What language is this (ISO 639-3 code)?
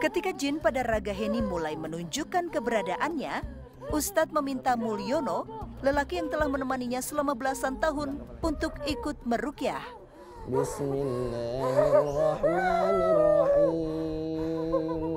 ind